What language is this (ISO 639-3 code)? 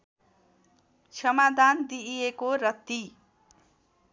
nep